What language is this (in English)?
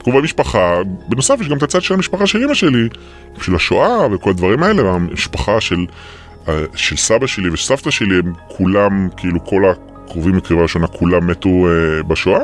Hebrew